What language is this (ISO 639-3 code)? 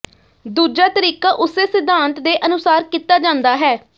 pan